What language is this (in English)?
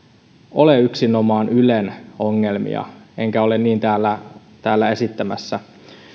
Finnish